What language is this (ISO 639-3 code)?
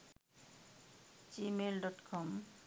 sin